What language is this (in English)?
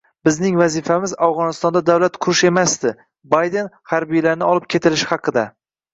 Uzbek